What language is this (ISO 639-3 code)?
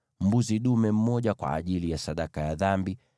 swa